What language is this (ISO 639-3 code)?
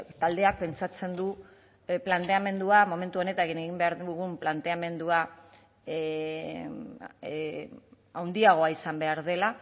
eus